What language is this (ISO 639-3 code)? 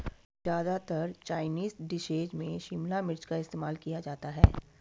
hin